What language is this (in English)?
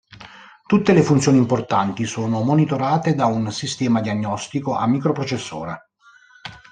Italian